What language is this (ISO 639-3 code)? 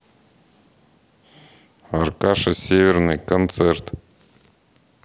rus